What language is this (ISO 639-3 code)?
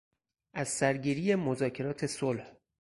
fas